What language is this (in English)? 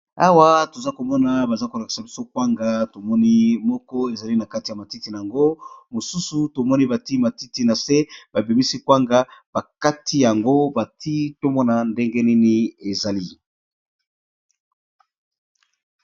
Lingala